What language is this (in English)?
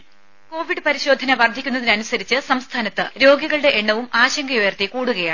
Malayalam